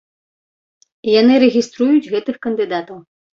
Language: Belarusian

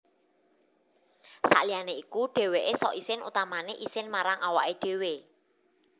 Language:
Javanese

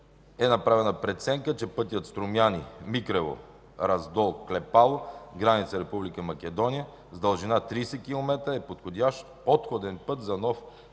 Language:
Bulgarian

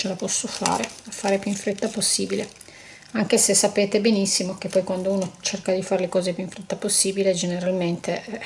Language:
Italian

